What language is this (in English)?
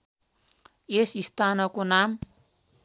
Nepali